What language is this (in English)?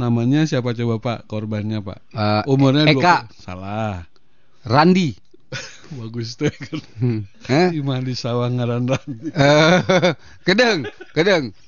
Indonesian